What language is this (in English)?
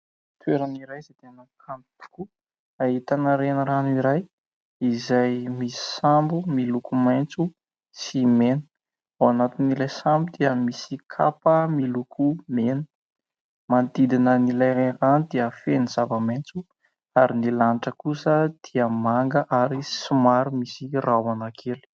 Malagasy